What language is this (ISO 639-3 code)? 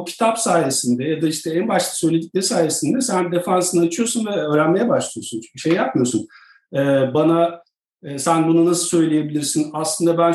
tur